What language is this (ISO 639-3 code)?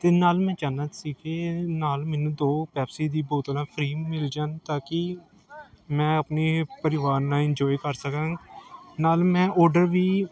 pan